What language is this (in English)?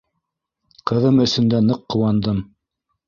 Bashkir